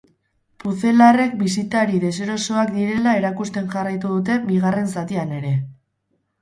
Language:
Basque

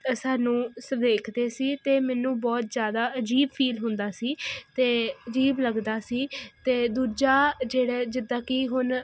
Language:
Punjabi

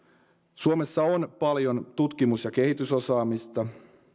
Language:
Finnish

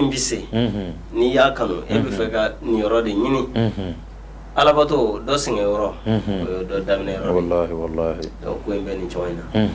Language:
Turkish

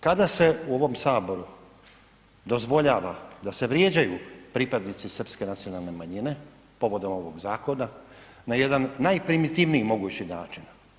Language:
Croatian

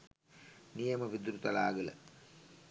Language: Sinhala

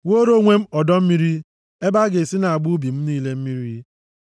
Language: Igbo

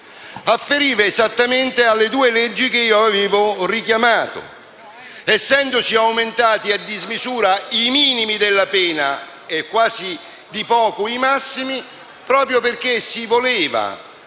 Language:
Italian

